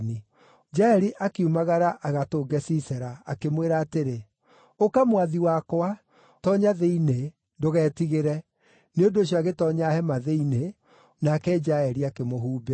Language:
Kikuyu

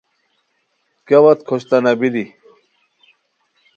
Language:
Khowar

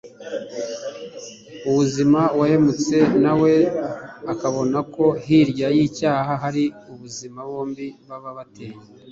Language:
Kinyarwanda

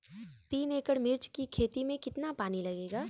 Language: Bhojpuri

